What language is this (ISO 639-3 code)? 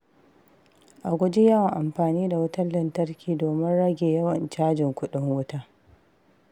hau